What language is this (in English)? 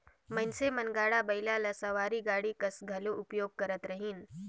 Chhattisgarhi